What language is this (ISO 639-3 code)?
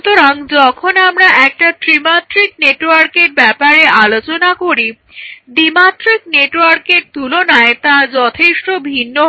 ben